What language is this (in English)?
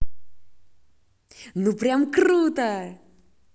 Russian